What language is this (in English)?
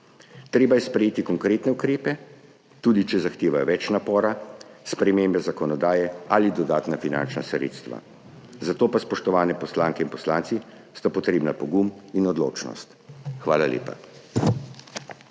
Slovenian